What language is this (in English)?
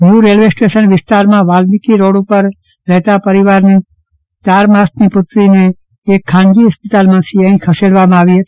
Gujarati